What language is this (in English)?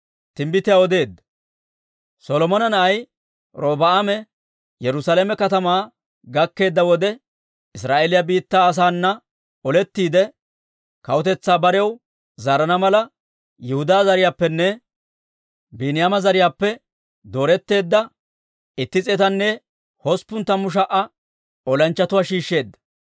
Dawro